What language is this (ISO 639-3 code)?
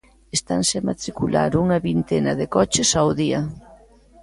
glg